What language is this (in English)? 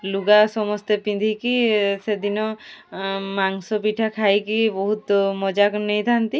Odia